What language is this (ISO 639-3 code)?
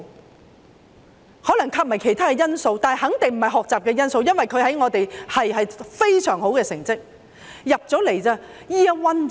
yue